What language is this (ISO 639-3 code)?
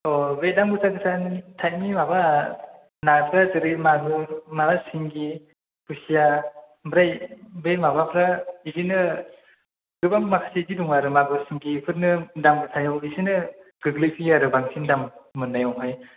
brx